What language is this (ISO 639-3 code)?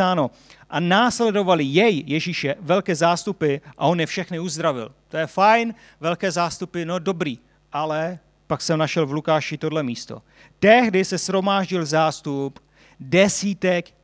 ces